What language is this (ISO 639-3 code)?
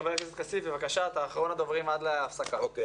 heb